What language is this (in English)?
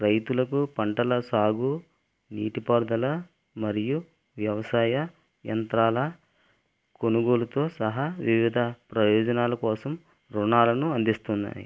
Telugu